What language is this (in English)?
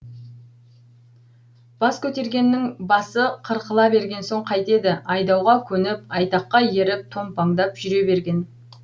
Kazakh